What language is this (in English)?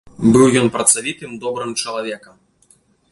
Belarusian